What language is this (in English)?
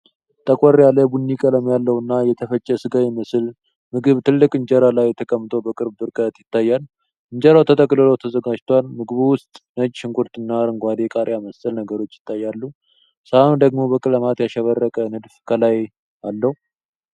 Amharic